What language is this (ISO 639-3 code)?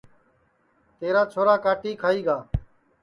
ssi